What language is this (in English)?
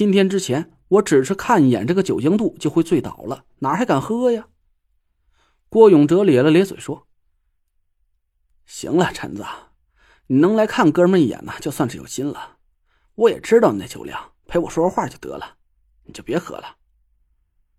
Chinese